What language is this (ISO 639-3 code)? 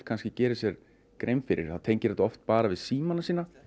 isl